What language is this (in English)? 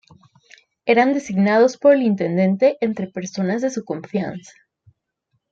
Spanish